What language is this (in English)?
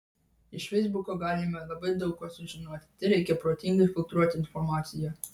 Lithuanian